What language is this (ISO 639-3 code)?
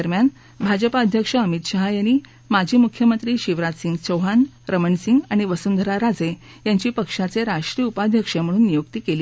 mar